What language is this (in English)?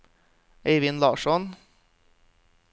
Norwegian